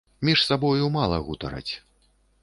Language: Belarusian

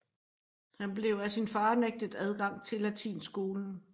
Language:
Danish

